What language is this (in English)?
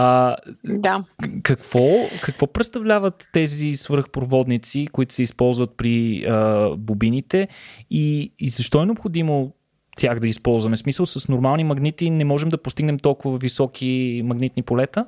Bulgarian